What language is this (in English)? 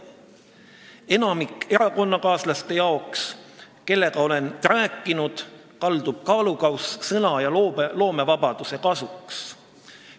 Estonian